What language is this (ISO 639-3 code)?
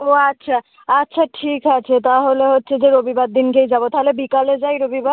ben